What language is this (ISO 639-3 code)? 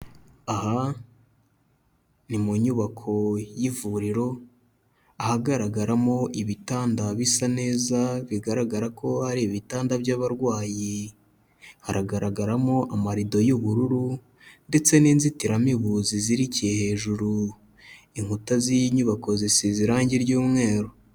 kin